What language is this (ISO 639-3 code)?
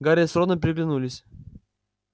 rus